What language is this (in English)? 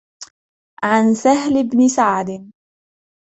Arabic